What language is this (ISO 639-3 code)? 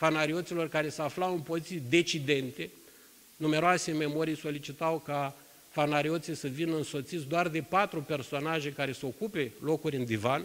ron